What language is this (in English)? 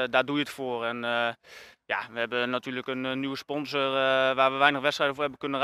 Dutch